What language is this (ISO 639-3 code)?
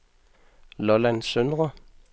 dan